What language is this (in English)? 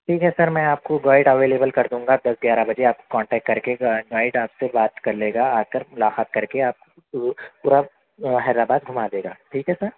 Urdu